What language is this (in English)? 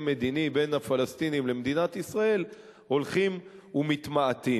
Hebrew